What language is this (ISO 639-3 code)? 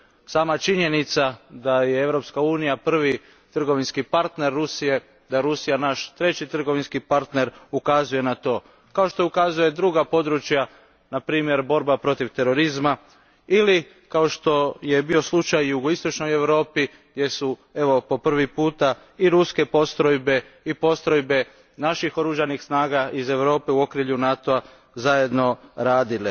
hrv